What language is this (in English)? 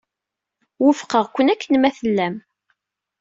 Kabyle